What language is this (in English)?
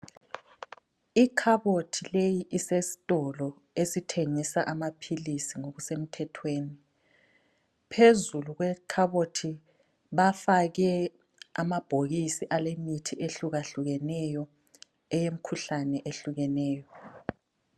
North Ndebele